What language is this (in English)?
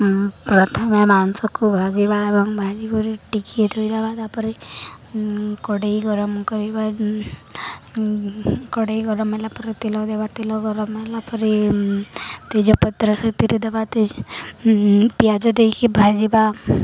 Odia